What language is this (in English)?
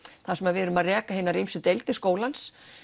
Icelandic